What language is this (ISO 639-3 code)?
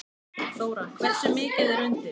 isl